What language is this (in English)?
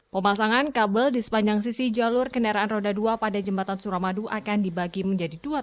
Indonesian